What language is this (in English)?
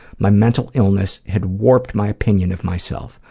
English